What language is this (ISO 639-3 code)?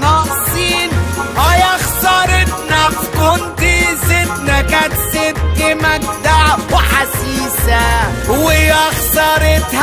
ara